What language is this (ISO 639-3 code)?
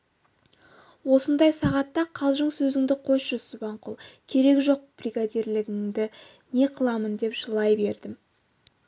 kaz